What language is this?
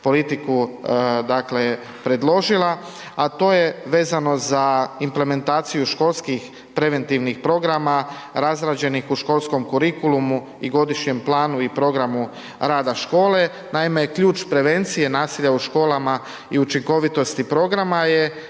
Croatian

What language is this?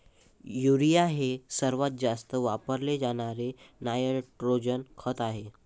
Marathi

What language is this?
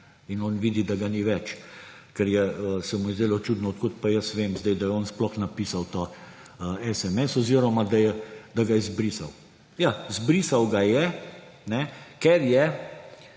Slovenian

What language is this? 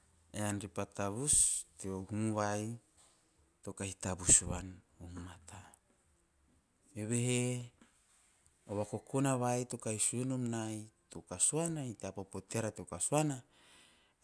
Teop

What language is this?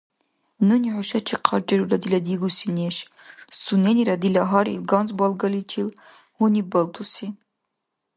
Dargwa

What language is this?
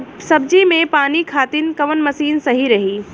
Bhojpuri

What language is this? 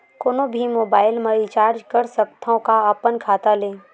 Chhattisgarhi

